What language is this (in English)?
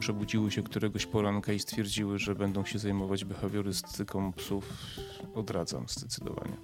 Polish